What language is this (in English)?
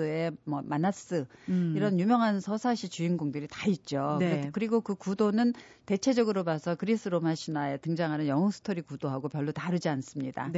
Korean